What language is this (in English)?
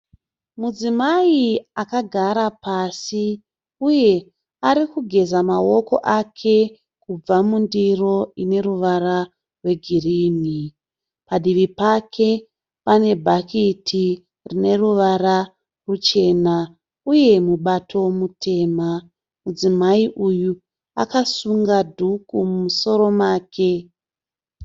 Shona